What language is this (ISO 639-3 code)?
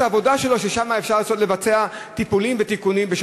heb